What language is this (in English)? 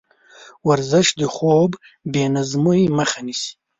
Pashto